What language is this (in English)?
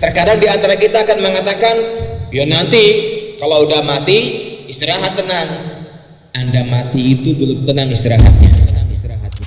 Indonesian